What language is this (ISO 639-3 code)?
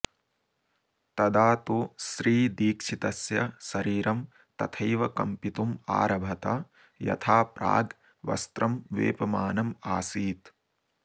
san